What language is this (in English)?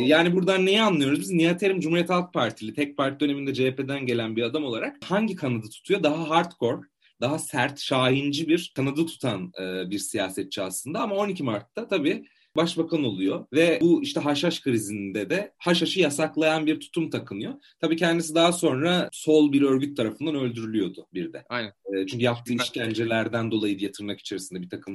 Turkish